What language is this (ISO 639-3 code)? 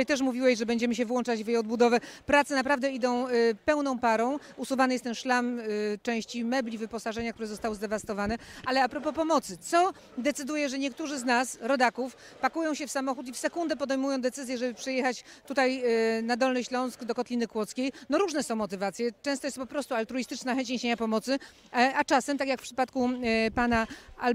pol